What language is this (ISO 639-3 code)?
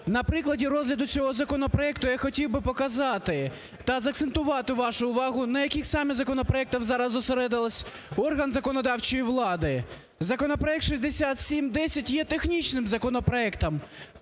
ukr